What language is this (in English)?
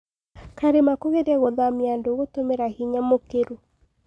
Kikuyu